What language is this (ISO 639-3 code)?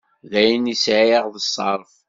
kab